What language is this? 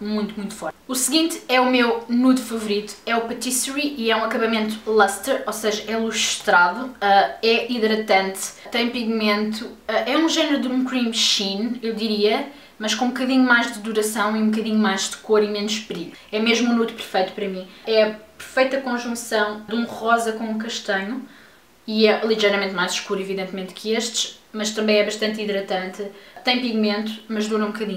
Portuguese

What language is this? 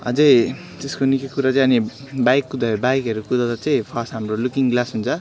Nepali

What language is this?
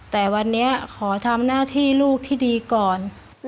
Thai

